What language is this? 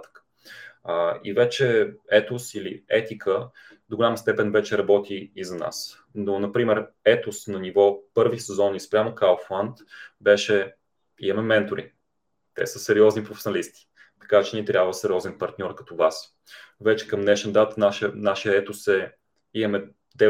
Bulgarian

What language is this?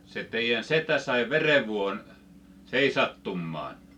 Finnish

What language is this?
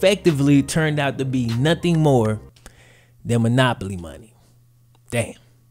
English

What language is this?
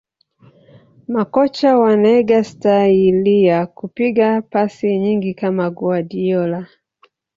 Swahili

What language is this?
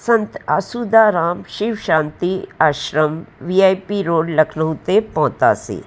Sindhi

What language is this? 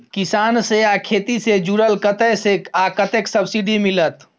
Maithili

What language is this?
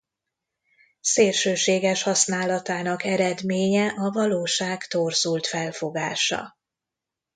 Hungarian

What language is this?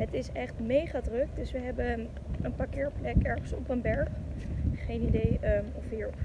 Dutch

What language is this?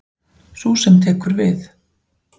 Icelandic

